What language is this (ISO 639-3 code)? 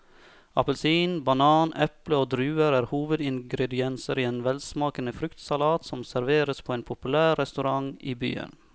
nor